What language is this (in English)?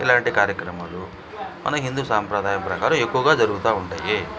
Telugu